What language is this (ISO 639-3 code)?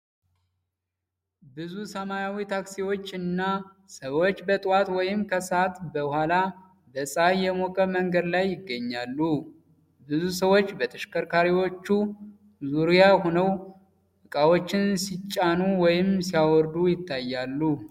amh